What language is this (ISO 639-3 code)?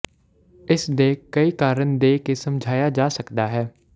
pan